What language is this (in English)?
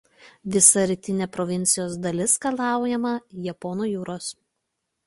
Lithuanian